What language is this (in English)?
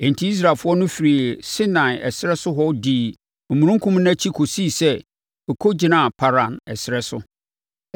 Akan